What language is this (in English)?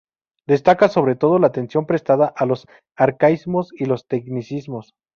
Spanish